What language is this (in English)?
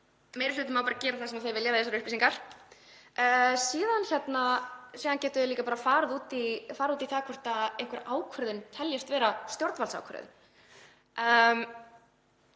Icelandic